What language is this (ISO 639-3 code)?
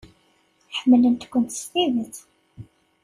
kab